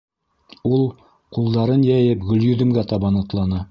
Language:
Bashkir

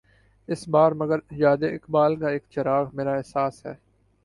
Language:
Urdu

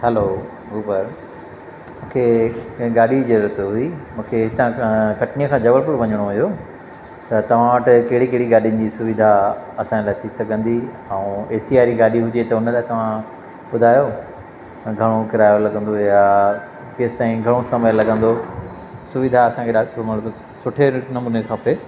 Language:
Sindhi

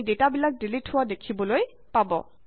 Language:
Assamese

